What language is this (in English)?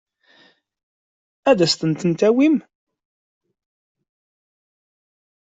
Kabyle